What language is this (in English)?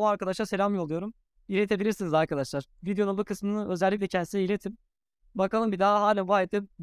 Turkish